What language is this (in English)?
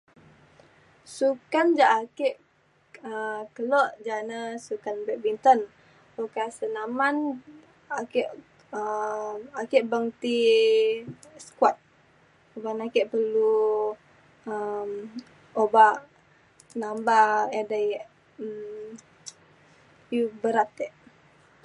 Mainstream Kenyah